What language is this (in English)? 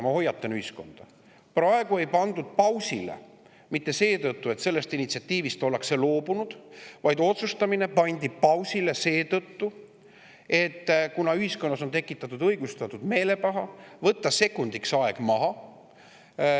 Estonian